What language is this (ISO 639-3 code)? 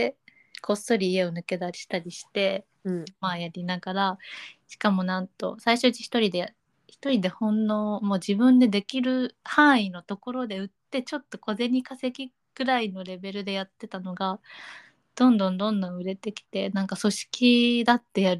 jpn